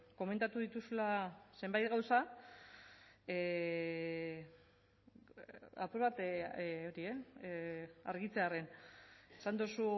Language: Basque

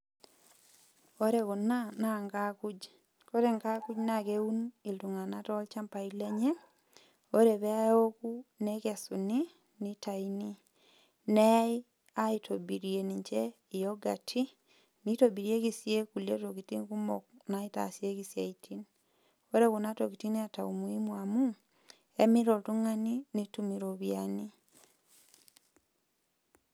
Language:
Masai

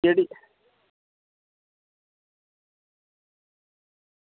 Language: Dogri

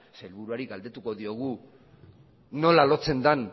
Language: Basque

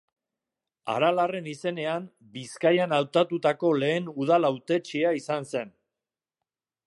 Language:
Basque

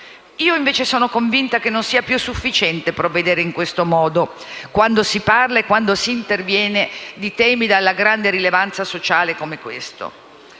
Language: Italian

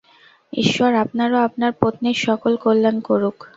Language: Bangla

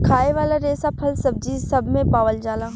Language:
Bhojpuri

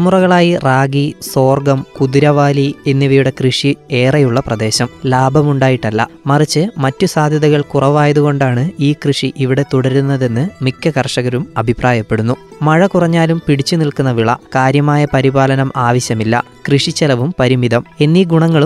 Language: Malayalam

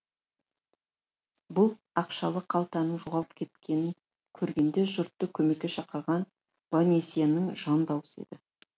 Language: Kazakh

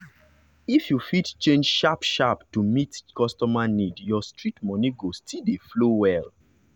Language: Nigerian Pidgin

